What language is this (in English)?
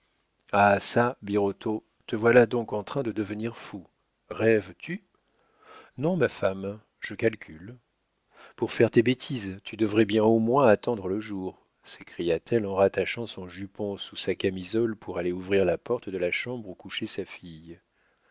French